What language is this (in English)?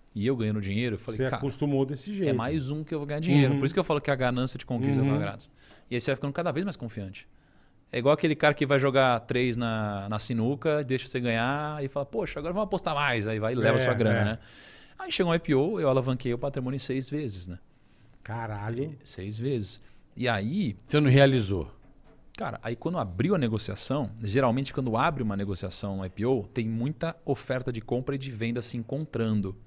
Portuguese